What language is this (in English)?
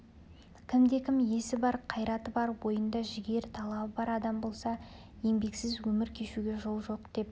Kazakh